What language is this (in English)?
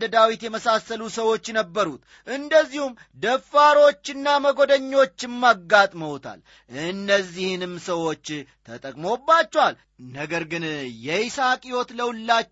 Amharic